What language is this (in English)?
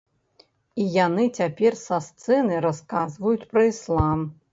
Belarusian